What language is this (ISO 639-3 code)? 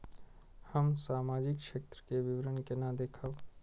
mai